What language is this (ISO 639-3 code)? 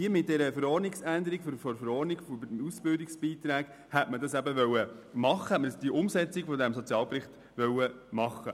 gsw